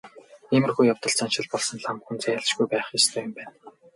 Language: Mongolian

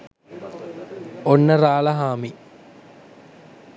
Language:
Sinhala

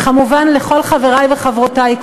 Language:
Hebrew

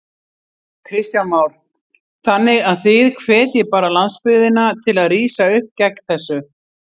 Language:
Icelandic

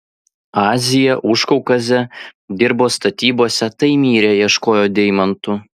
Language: Lithuanian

